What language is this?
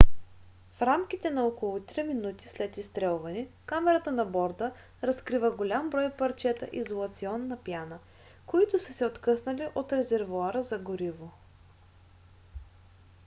Bulgarian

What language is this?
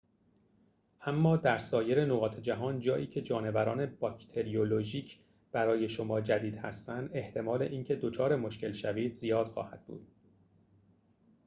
Persian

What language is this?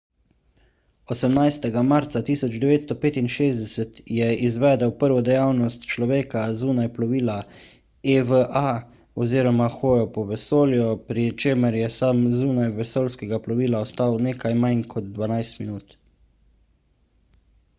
Slovenian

